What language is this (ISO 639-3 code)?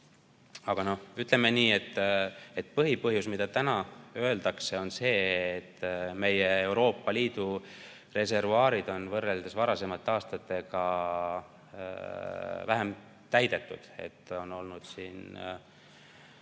est